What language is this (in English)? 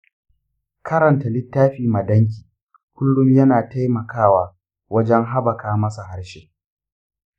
Hausa